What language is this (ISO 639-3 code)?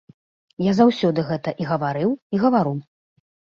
bel